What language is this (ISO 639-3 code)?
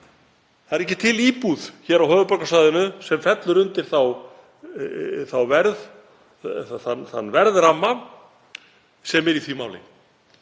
isl